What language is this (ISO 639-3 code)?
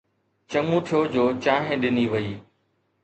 snd